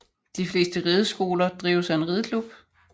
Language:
Danish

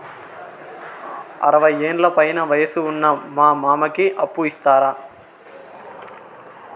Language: Telugu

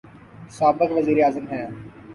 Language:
Urdu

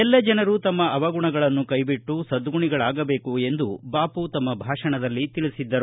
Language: Kannada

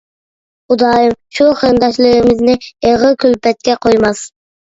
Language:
Uyghur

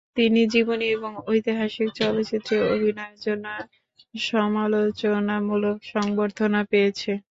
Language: Bangla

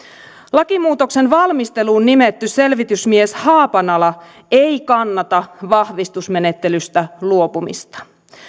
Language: Finnish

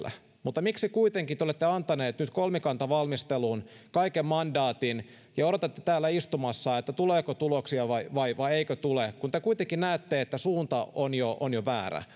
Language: Finnish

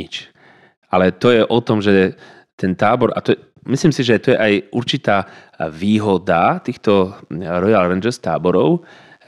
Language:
Slovak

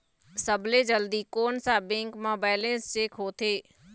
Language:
Chhattisgarhi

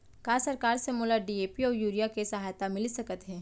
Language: Chhattisgarhi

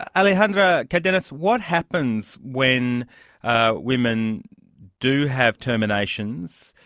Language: English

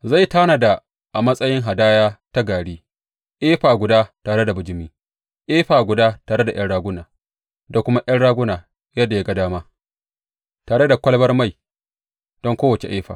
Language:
Hausa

